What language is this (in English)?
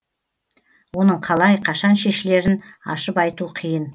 Kazakh